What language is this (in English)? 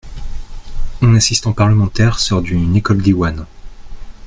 French